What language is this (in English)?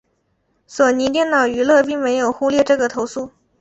Chinese